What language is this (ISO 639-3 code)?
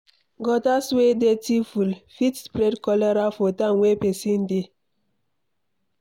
pcm